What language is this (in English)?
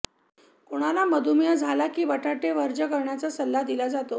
Marathi